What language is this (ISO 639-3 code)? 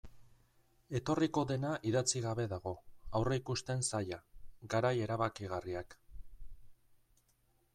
eus